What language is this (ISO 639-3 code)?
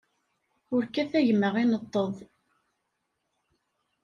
kab